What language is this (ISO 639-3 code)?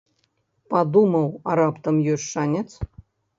bel